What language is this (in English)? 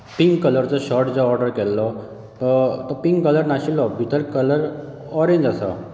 Konkani